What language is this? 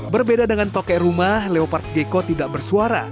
Indonesian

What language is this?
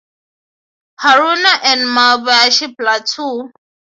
English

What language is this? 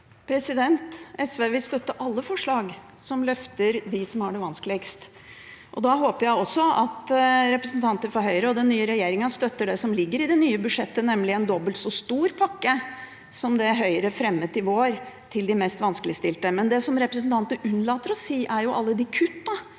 Norwegian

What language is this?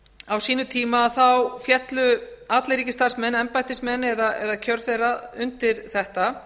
Icelandic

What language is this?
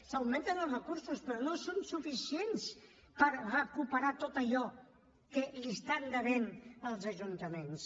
Catalan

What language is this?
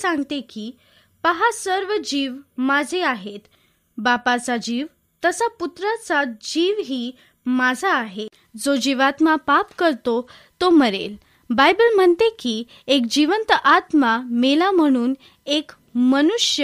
Marathi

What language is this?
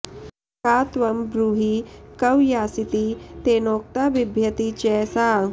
Sanskrit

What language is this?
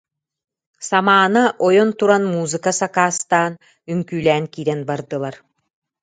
Yakut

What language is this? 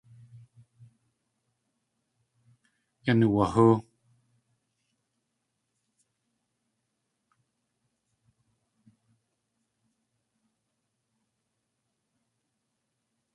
Tlingit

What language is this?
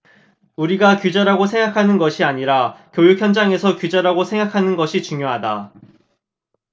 Korean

